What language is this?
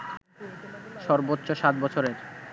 Bangla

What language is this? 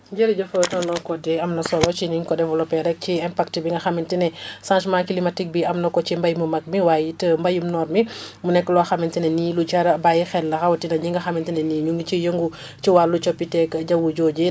Wolof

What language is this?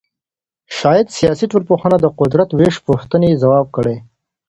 Pashto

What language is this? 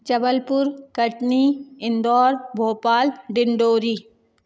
Hindi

